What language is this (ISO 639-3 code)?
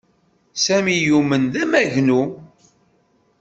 kab